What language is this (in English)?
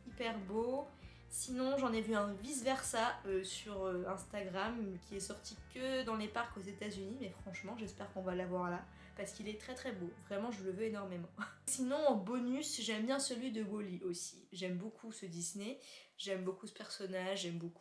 French